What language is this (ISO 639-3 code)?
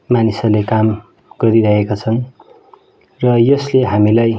nep